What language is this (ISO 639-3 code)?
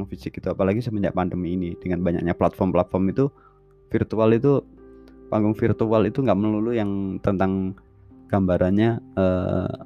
ind